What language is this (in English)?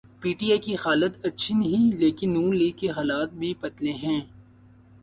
Urdu